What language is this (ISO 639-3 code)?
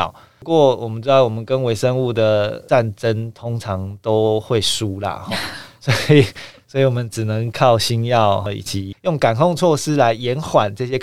zho